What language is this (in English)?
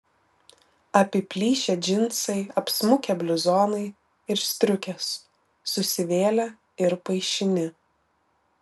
Lithuanian